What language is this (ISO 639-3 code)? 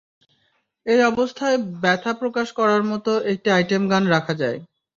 ben